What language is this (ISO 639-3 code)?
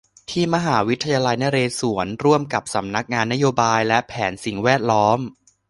tha